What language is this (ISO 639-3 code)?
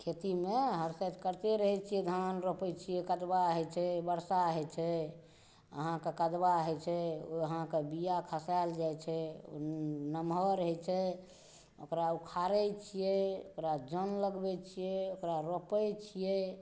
mai